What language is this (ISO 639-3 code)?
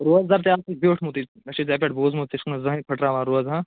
kas